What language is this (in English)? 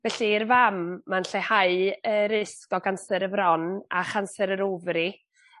Welsh